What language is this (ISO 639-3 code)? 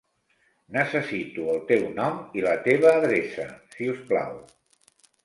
cat